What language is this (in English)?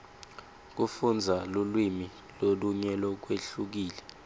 Swati